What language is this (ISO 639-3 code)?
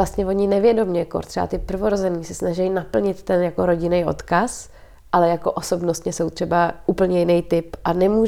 ces